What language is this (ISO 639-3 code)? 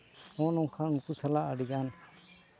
sat